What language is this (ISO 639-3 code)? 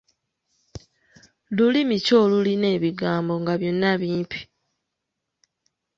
lug